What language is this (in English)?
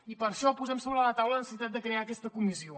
Catalan